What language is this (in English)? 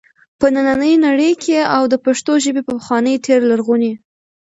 Pashto